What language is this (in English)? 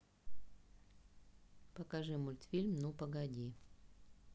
Russian